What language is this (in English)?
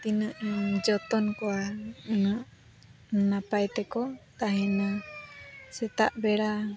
Santali